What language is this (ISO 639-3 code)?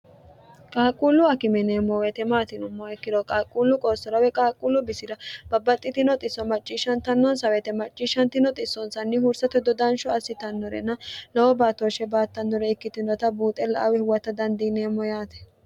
sid